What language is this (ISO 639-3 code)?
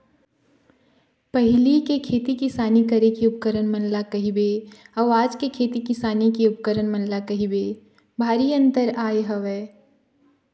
hne